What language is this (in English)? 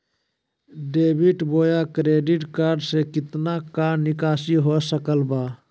Magahi